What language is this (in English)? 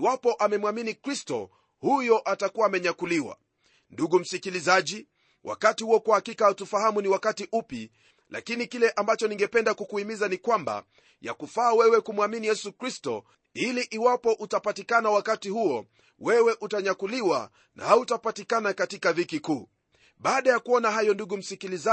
Swahili